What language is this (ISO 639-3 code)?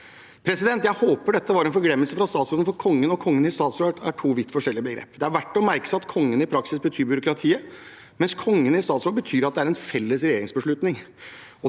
nor